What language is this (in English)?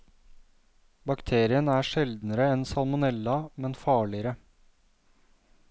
Norwegian